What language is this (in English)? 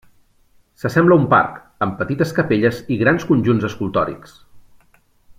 Catalan